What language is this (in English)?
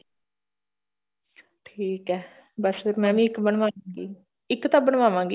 Punjabi